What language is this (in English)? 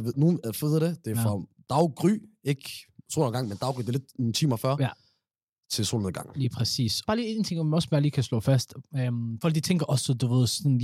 Danish